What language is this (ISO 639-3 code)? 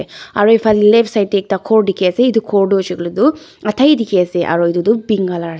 nag